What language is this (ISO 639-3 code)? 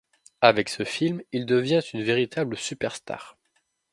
fra